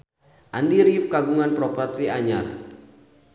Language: Sundanese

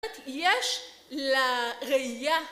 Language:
Hebrew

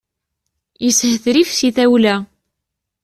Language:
Kabyle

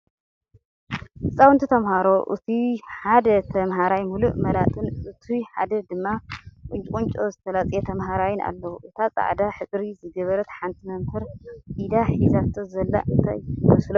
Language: Tigrinya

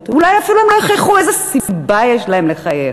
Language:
Hebrew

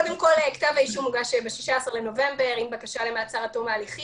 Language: Hebrew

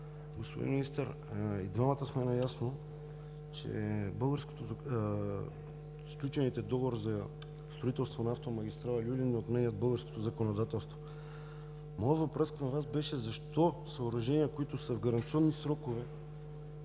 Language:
Bulgarian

